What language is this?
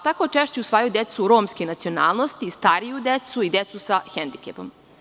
Serbian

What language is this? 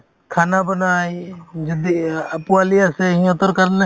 Assamese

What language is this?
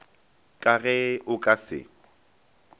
Northern Sotho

